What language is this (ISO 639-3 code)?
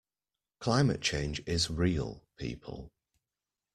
eng